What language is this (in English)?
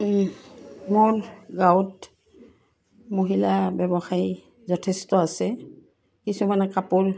Assamese